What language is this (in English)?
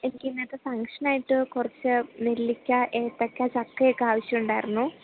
Malayalam